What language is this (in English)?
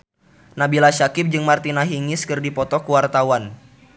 Sundanese